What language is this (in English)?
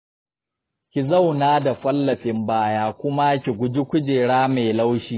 Hausa